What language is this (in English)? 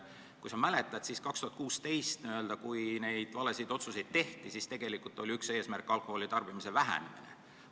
Estonian